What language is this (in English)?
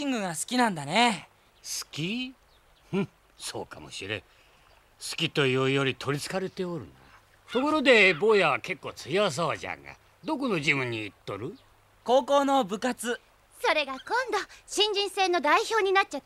Japanese